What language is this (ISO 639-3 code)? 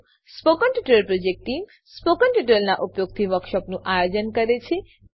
guj